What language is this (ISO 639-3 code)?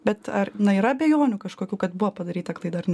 lit